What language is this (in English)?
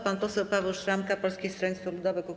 Polish